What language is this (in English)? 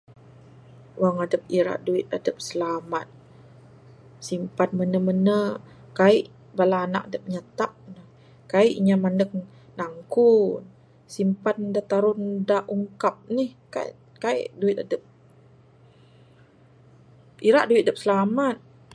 Bukar-Sadung Bidayuh